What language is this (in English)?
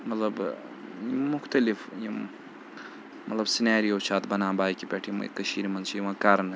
Kashmiri